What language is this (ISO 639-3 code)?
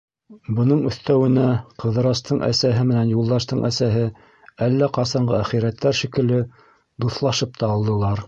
bak